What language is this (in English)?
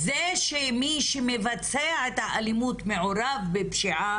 Hebrew